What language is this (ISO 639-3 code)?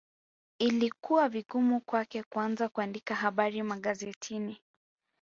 swa